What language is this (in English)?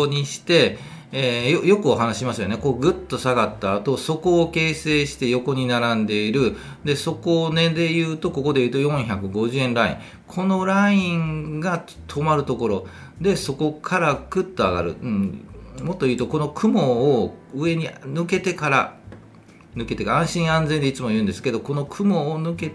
Japanese